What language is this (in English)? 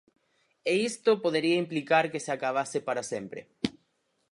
Galician